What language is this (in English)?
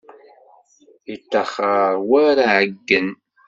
Kabyle